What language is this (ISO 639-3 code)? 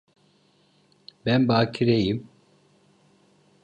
tur